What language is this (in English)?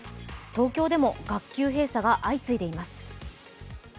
Japanese